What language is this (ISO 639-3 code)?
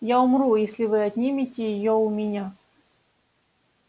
rus